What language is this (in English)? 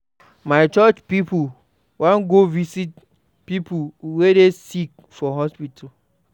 Nigerian Pidgin